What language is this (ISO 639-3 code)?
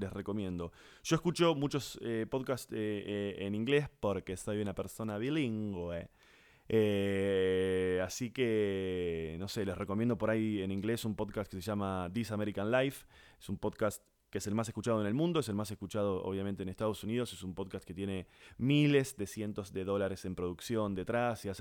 spa